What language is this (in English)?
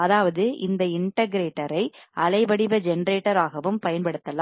Tamil